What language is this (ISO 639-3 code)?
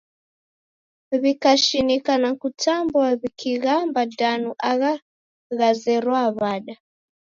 dav